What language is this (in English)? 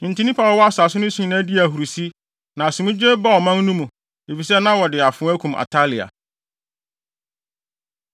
Akan